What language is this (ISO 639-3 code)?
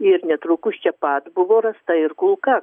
lit